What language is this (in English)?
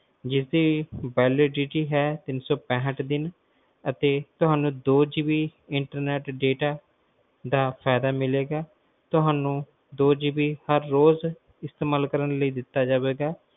Punjabi